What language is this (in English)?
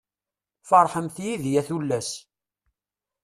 Kabyle